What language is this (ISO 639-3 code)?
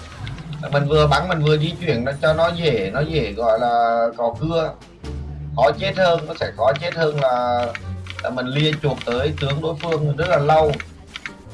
vie